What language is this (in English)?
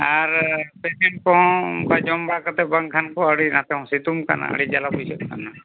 Santali